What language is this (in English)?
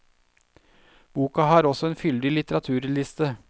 Norwegian